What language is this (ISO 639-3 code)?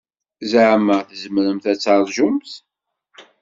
kab